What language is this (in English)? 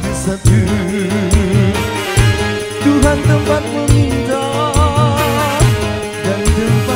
Arabic